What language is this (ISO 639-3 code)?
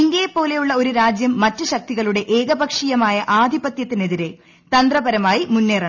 mal